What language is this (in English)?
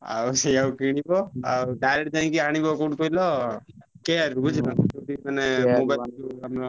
Odia